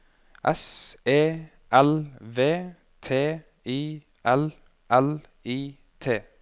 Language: Norwegian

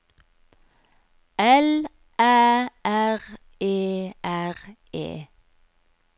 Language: Norwegian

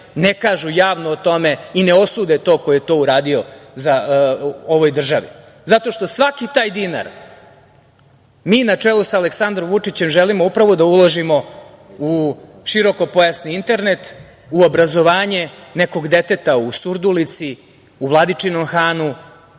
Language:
Serbian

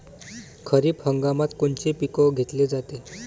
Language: Marathi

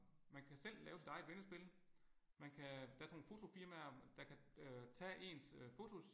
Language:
Danish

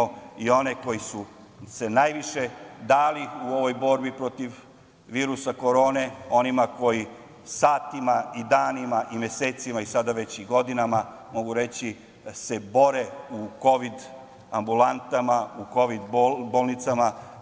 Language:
Serbian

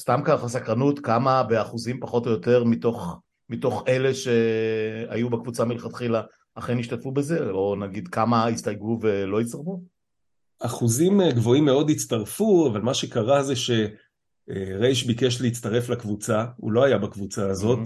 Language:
Hebrew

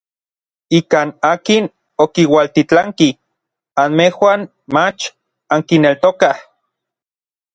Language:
Orizaba Nahuatl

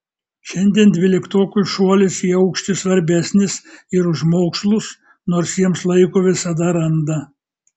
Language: Lithuanian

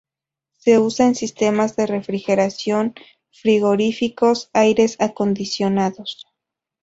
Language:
Spanish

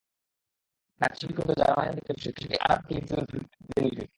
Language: Bangla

